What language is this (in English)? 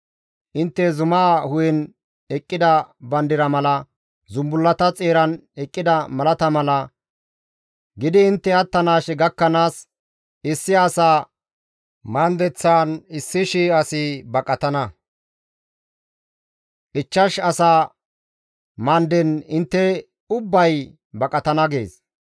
Gamo